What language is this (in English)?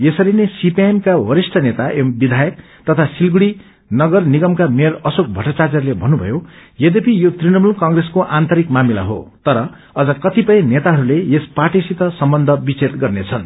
Nepali